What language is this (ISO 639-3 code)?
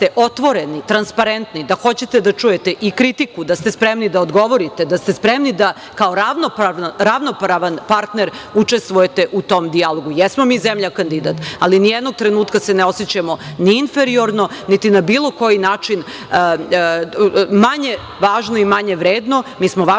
srp